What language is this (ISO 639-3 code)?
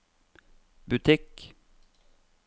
nor